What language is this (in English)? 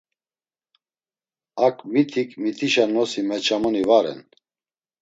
Laz